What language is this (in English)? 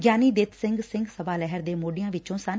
Punjabi